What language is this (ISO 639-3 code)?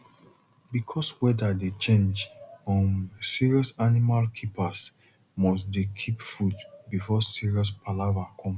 pcm